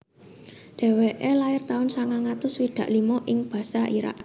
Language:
Javanese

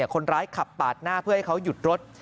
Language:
Thai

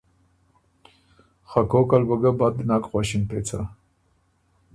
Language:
Ormuri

